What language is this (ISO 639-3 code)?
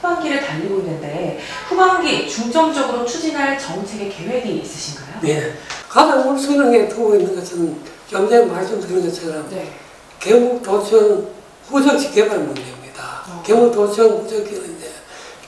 kor